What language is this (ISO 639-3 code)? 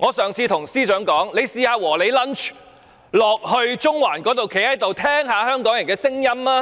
yue